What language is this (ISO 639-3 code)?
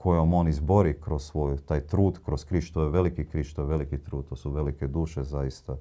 hrv